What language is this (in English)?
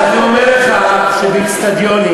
Hebrew